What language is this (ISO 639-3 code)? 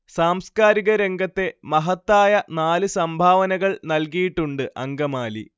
mal